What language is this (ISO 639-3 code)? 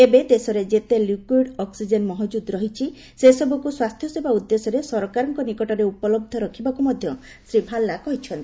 ori